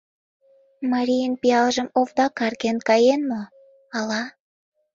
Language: Mari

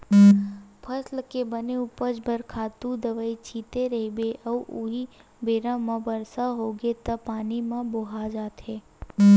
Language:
Chhattisgarhi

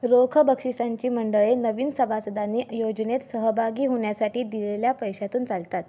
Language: Marathi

